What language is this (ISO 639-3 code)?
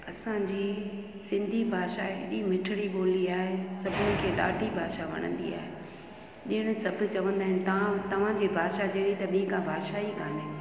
snd